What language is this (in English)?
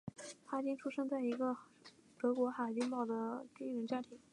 Chinese